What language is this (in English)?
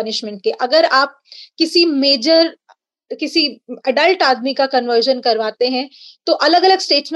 Hindi